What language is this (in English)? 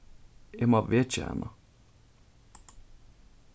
Faroese